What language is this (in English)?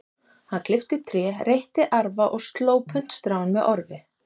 Icelandic